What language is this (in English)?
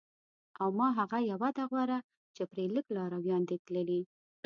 Pashto